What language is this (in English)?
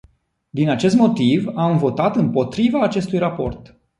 Romanian